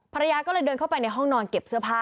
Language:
Thai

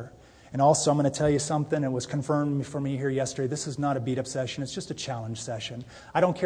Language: English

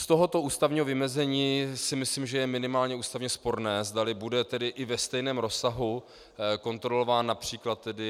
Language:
Czech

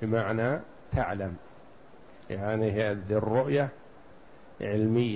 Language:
Arabic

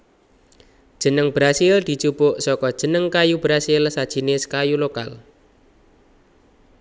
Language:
Javanese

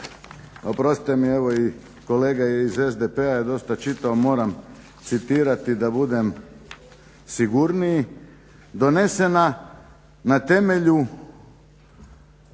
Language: Croatian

